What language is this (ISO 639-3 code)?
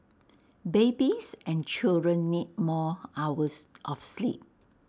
eng